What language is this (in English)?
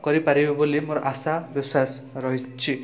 Odia